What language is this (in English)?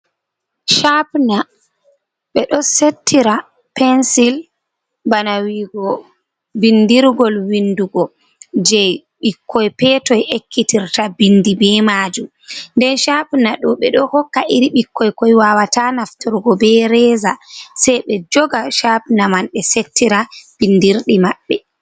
Fula